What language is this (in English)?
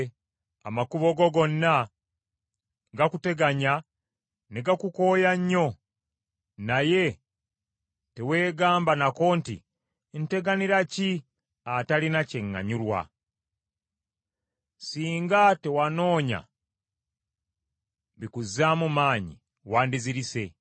Ganda